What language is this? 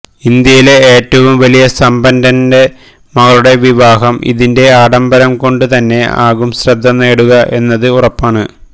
Malayalam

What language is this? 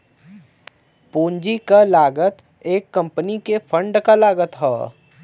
Bhojpuri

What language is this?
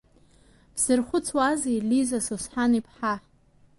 Abkhazian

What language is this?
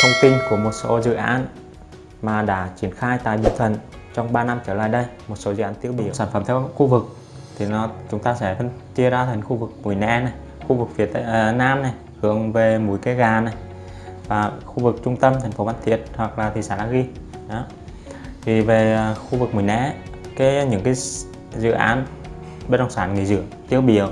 Vietnamese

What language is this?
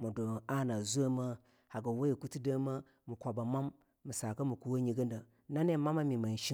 Longuda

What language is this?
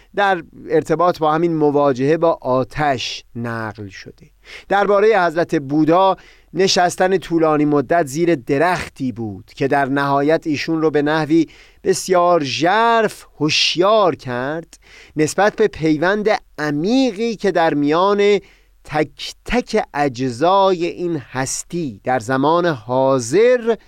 Persian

